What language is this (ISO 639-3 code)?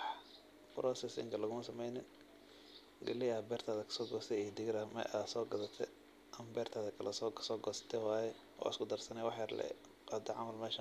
som